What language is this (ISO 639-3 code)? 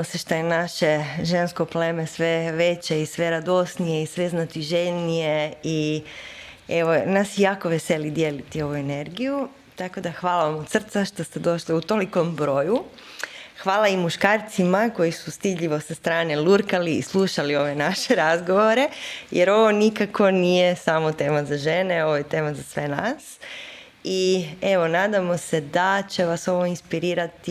hrv